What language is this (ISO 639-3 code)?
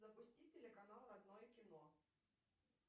rus